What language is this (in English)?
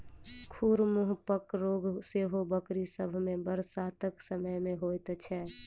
Maithili